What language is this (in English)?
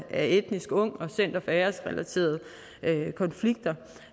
Danish